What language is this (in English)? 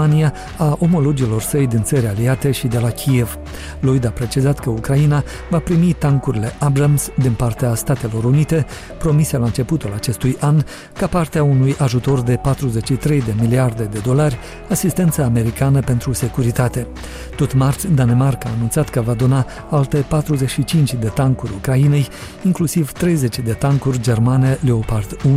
Romanian